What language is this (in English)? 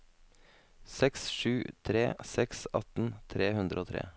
Norwegian